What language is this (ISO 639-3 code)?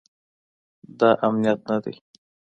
pus